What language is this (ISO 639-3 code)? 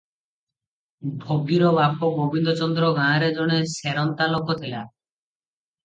ori